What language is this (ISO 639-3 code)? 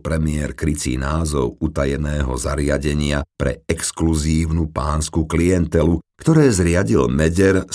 slk